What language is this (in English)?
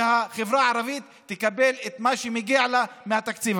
Hebrew